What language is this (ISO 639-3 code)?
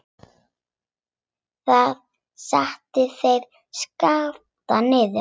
isl